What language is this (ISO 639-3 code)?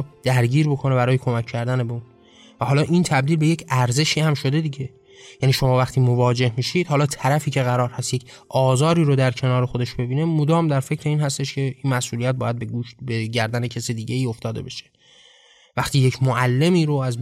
fas